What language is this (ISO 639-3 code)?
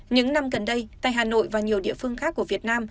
vie